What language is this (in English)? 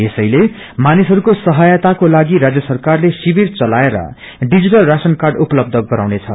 Nepali